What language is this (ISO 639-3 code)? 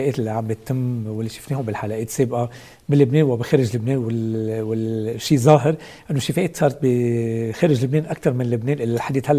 ara